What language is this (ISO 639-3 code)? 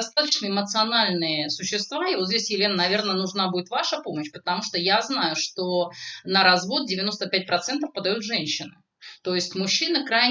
rus